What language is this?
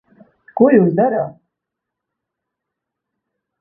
Latvian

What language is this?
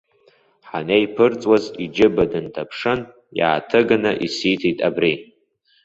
Abkhazian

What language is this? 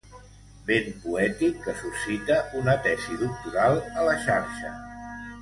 Catalan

